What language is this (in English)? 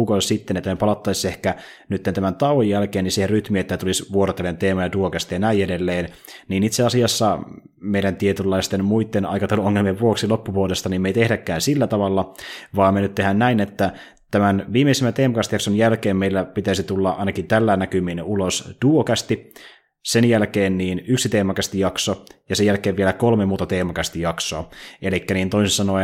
Finnish